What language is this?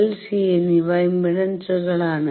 Malayalam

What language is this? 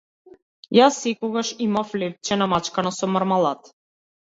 Macedonian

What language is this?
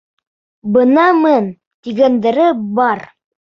Bashkir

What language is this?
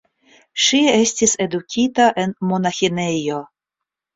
Esperanto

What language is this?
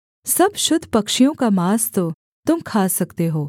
Hindi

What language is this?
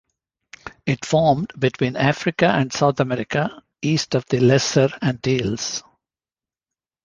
English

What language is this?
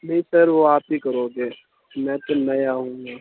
Urdu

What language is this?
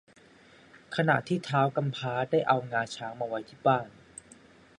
Thai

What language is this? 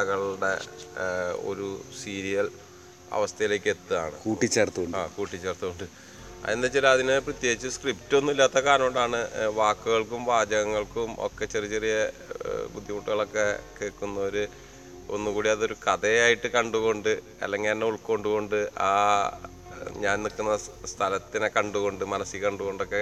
Malayalam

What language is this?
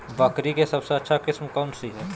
Magahi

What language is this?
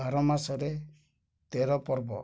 Odia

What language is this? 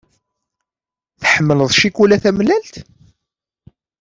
Kabyle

